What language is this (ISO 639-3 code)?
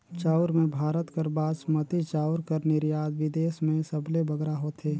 hne